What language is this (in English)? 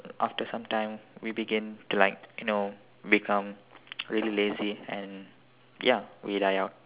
English